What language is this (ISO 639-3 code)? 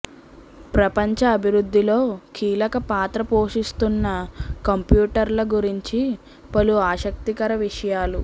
tel